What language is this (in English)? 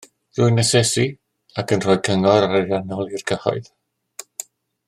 Welsh